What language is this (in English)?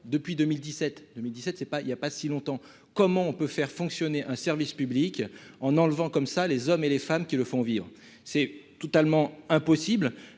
French